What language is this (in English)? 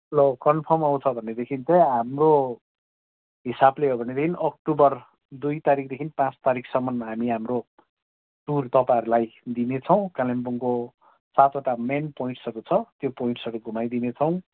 Nepali